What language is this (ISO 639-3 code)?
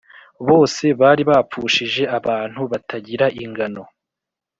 kin